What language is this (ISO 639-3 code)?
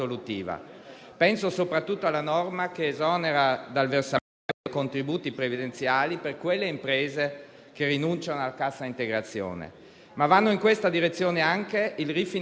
ita